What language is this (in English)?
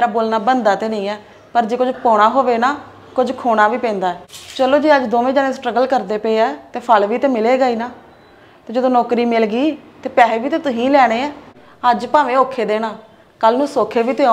Punjabi